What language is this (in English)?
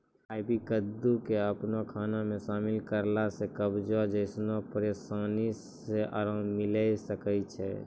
Maithili